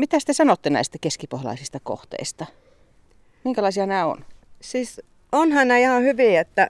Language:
Finnish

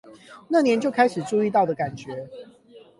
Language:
Chinese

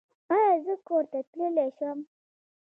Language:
Pashto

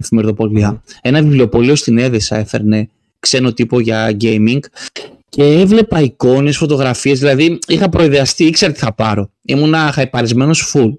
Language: Greek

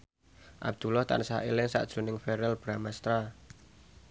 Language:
Javanese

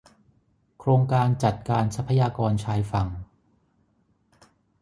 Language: Thai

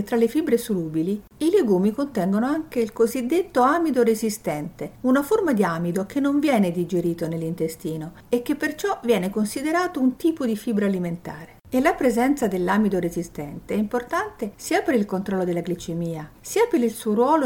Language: Italian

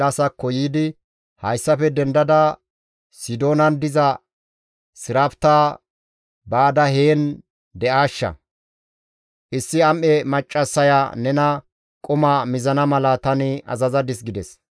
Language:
Gamo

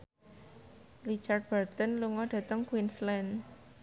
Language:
Javanese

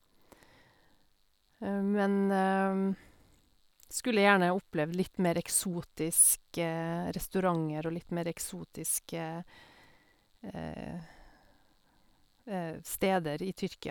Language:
Norwegian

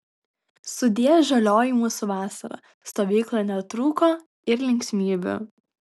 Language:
Lithuanian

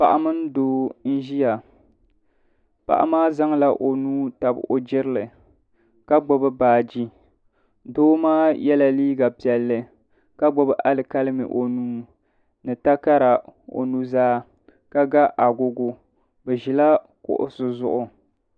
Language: Dagbani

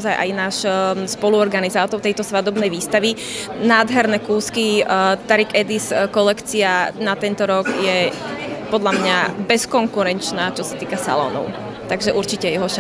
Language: Slovak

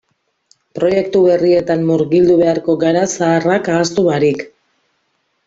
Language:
Basque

